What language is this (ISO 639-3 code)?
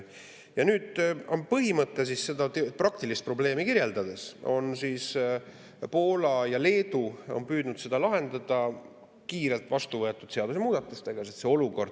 est